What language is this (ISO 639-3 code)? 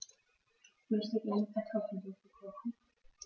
deu